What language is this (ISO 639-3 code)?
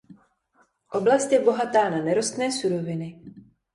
ces